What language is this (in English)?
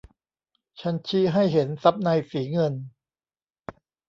Thai